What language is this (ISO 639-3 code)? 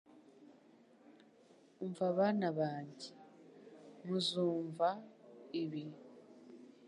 kin